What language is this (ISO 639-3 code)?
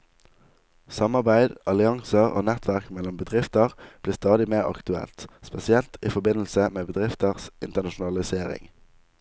nor